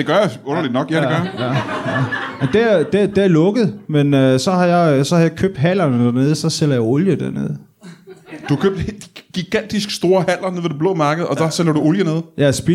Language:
Danish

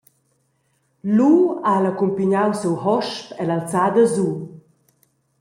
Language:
Romansh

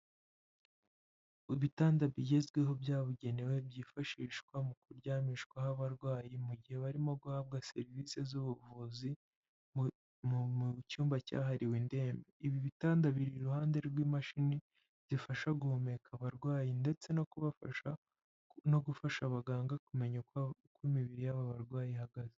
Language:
Kinyarwanda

